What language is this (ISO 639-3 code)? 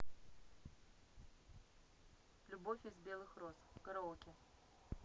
rus